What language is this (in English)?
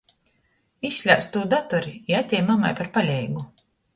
Latgalian